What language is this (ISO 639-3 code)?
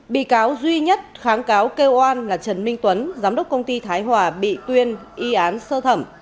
vie